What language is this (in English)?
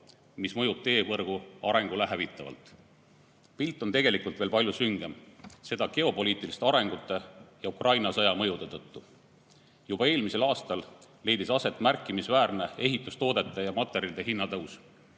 Estonian